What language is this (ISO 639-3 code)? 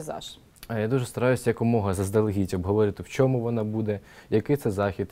ukr